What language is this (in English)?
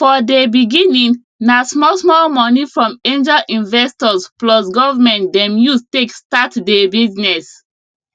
Nigerian Pidgin